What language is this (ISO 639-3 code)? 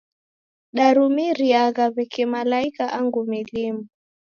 dav